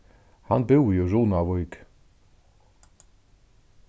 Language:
Faroese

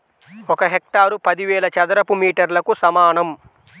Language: Telugu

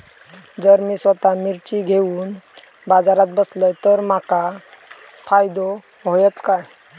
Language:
Marathi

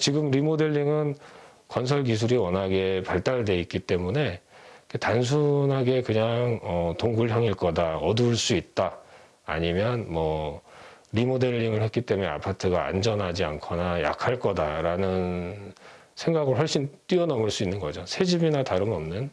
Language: Korean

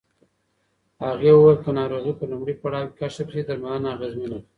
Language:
Pashto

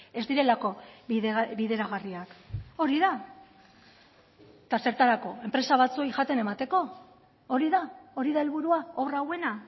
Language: Basque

